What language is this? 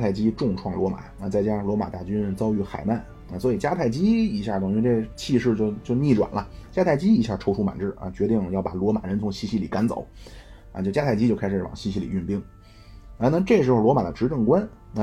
Chinese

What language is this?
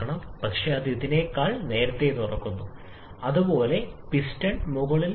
Malayalam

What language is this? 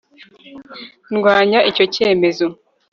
Kinyarwanda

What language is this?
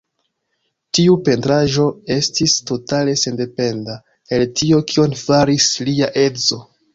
Esperanto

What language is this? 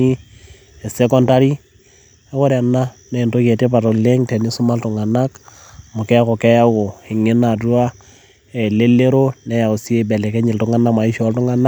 Masai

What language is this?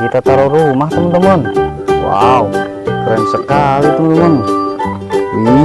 Indonesian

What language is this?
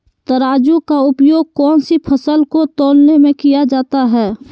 Magahi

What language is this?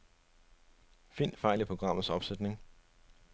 Danish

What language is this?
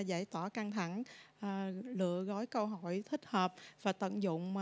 Vietnamese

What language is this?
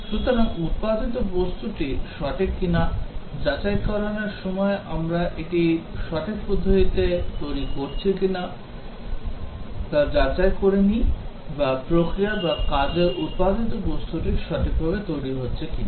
Bangla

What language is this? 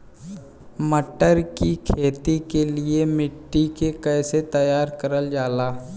Bhojpuri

